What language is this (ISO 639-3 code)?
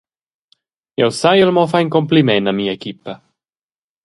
roh